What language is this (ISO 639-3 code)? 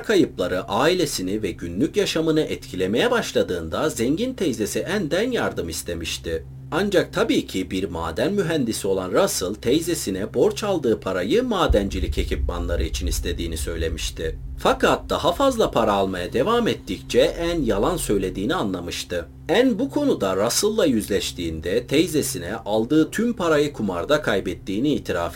tur